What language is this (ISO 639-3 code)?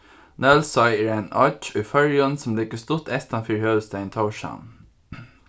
fao